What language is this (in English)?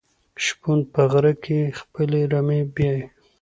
Pashto